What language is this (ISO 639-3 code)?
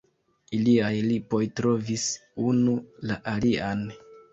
epo